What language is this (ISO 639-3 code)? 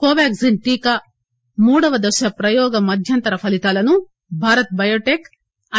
tel